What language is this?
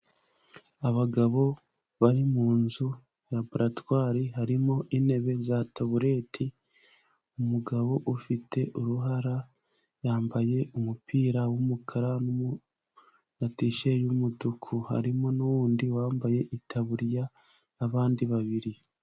Kinyarwanda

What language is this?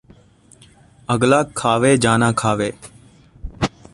Punjabi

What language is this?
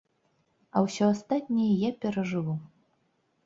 Belarusian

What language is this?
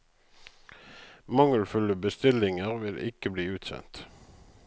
Norwegian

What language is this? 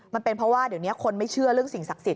Thai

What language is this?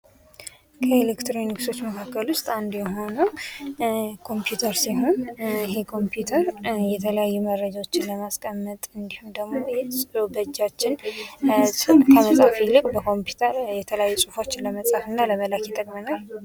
Amharic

